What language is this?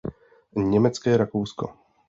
Czech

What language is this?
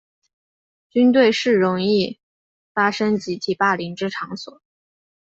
Chinese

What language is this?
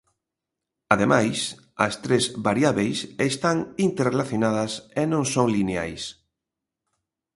Galician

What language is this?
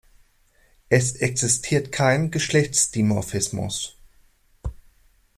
German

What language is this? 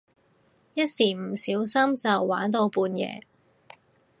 Cantonese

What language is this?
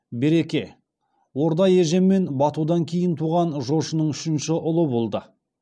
Kazakh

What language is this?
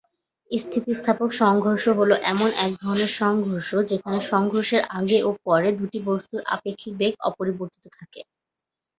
Bangla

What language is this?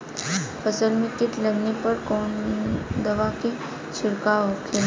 Bhojpuri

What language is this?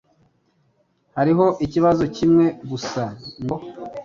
Kinyarwanda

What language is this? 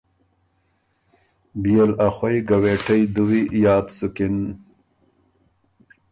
Ormuri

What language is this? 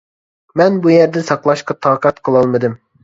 Uyghur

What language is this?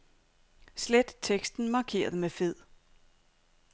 Danish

